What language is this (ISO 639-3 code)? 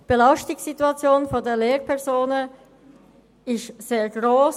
gsw